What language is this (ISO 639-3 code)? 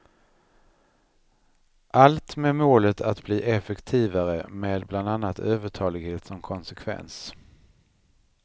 swe